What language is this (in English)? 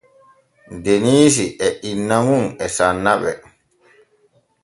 Borgu Fulfulde